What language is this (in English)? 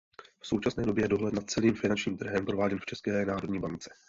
Czech